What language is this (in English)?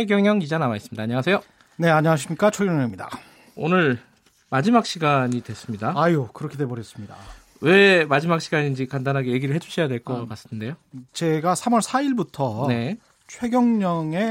Korean